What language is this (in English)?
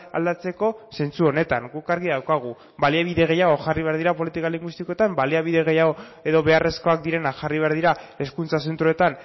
Basque